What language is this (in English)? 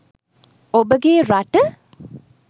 Sinhala